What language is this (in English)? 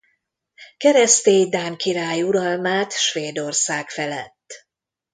Hungarian